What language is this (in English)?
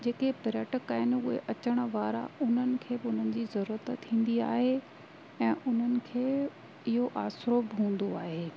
Sindhi